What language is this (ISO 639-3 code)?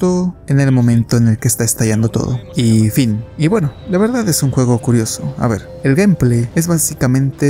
spa